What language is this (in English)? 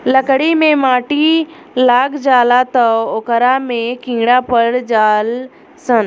Bhojpuri